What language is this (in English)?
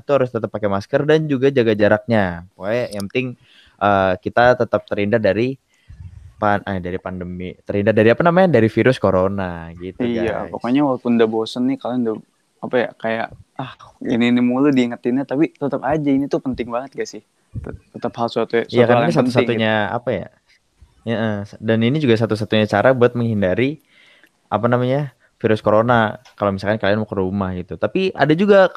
Indonesian